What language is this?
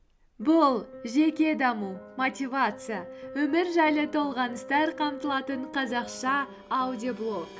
Kazakh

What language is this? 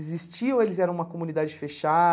Portuguese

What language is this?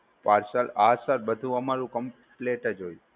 Gujarati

